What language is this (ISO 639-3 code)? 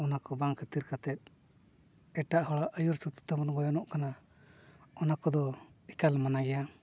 sat